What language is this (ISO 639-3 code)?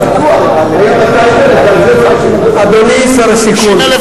heb